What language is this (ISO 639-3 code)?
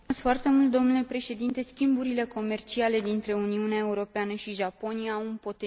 ron